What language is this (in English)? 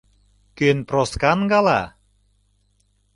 Mari